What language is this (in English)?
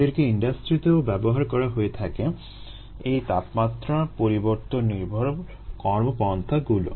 Bangla